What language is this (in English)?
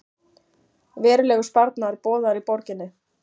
Icelandic